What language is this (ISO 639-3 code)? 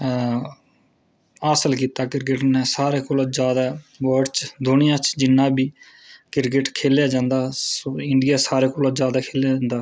doi